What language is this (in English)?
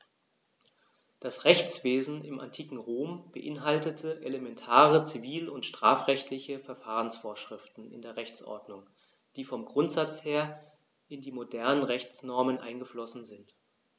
German